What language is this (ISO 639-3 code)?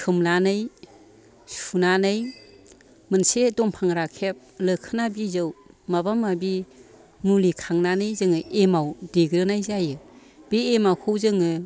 brx